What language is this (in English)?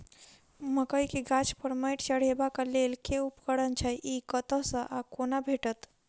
Maithili